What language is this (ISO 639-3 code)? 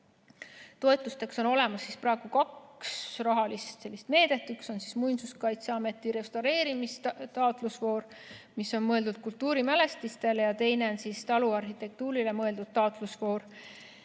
est